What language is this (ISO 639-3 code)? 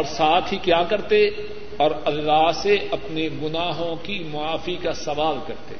urd